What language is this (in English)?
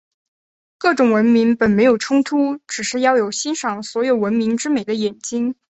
Chinese